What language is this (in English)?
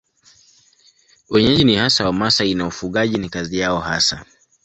Swahili